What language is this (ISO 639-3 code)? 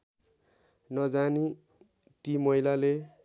nep